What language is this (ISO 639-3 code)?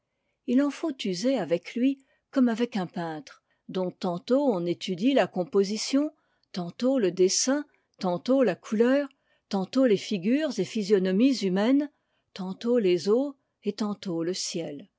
fra